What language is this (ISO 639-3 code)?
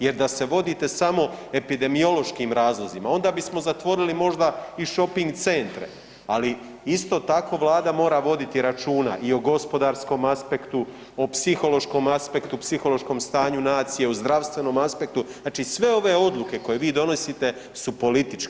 hrv